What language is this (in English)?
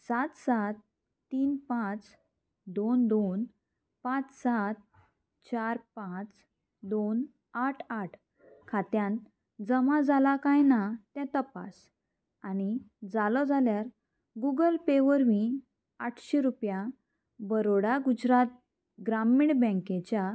Konkani